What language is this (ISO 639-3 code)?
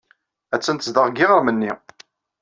kab